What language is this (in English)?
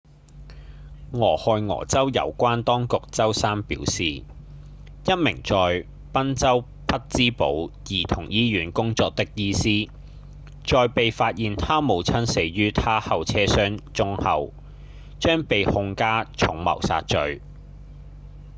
Cantonese